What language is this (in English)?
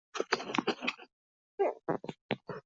Chinese